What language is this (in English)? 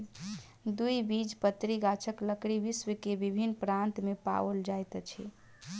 Maithili